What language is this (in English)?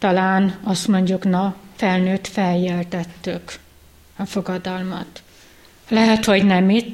Hungarian